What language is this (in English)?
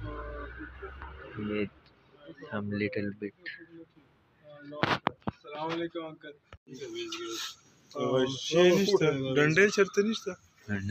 Arabic